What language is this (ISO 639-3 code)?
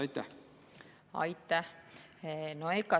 est